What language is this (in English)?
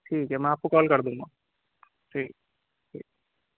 Urdu